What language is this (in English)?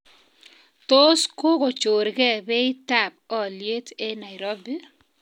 Kalenjin